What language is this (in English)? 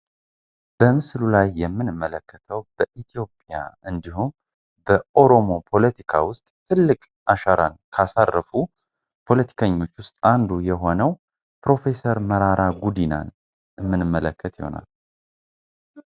Amharic